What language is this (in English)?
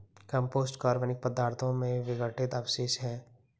Hindi